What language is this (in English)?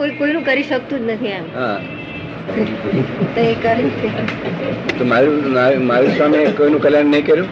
Gujarati